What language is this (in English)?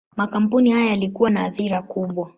Swahili